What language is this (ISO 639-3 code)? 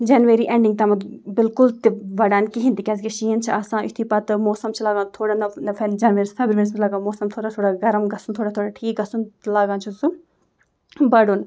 kas